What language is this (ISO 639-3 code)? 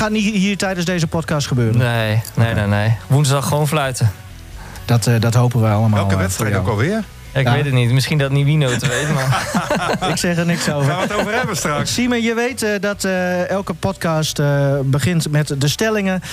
nld